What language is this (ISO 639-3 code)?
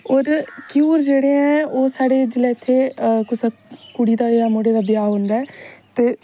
doi